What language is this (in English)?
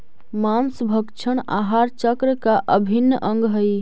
Magahi